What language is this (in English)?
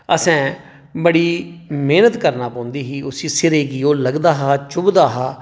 Dogri